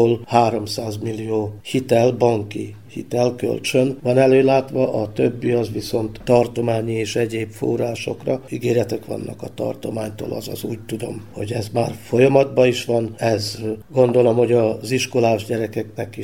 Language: Hungarian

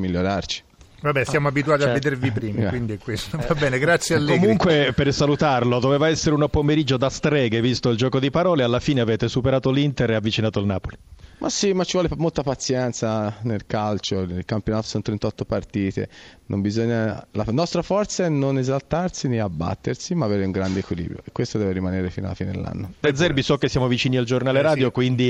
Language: Italian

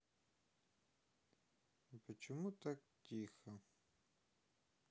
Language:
Russian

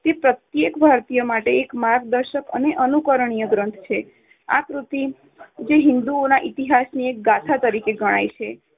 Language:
Gujarati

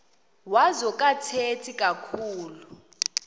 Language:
Xhosa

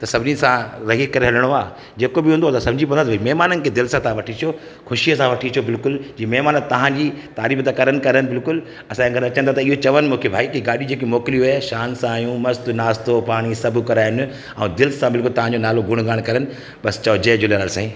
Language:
Sindhi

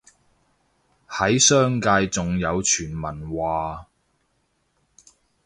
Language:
Cantonese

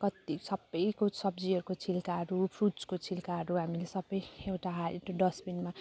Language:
Nepali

